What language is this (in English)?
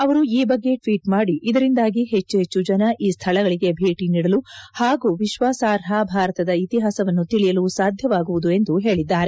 Kannada